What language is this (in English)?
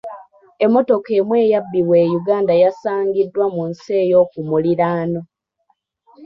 Ganda